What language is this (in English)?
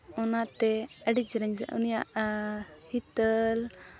Santali